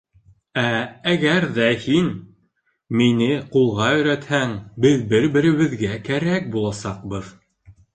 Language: Bashkir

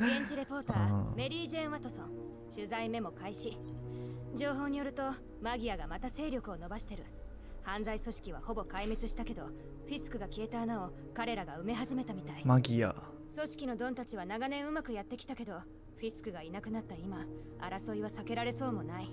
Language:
Japanese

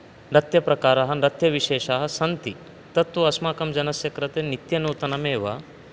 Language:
Sanskrit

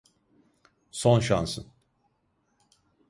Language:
Turkish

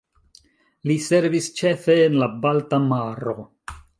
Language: Esperanto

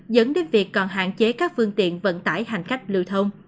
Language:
Vietnamese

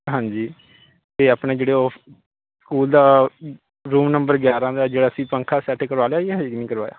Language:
Punjabi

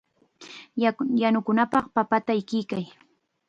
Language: Chiquián Ancash Quechua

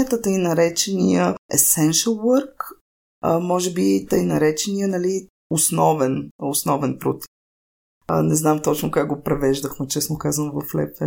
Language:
Bulgarian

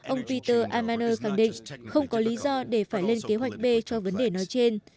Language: Vietnamese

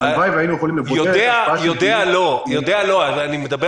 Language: Hebrew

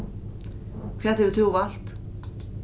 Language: Faroese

